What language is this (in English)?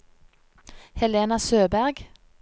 Norwegian